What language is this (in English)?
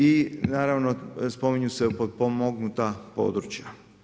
Croatian